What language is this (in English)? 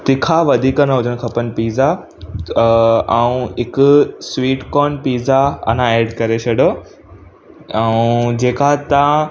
Sindhi